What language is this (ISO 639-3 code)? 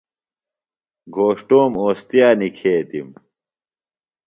phl